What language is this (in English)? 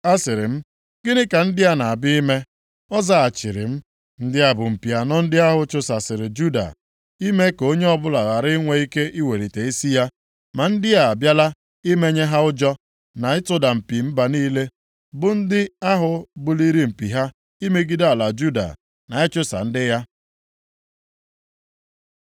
Igbo